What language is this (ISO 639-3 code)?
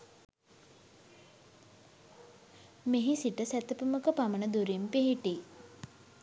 sin